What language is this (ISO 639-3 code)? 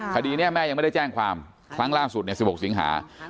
tha